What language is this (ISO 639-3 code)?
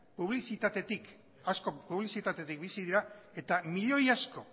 eus